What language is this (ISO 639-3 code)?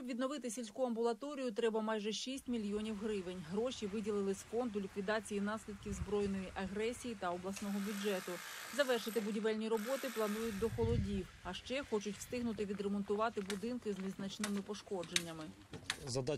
ukr